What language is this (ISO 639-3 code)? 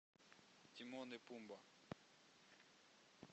rus